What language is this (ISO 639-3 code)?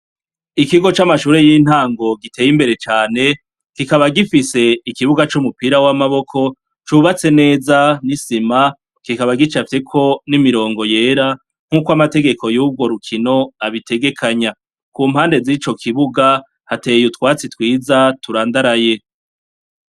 run